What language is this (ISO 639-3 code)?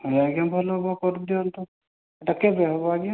ori